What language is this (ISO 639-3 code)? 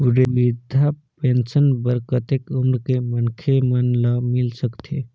hne